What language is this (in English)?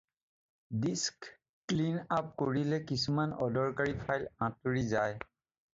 Assamese